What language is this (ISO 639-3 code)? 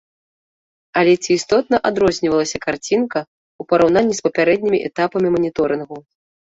bel